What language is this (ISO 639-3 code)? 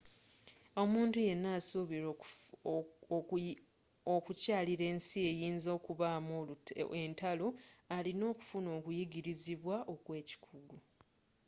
lug